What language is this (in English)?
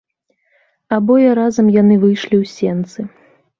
Belarusian